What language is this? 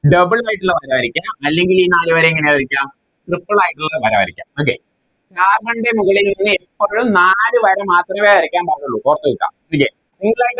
Malayalam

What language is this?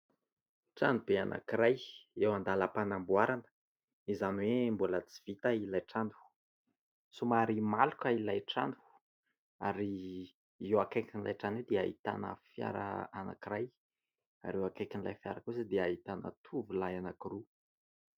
Malagasy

